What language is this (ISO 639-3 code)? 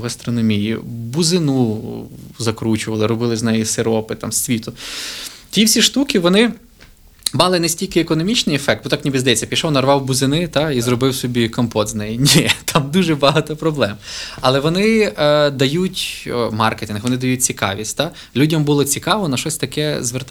ukr